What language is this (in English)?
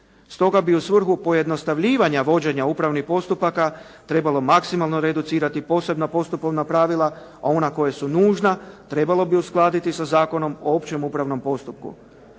Croatian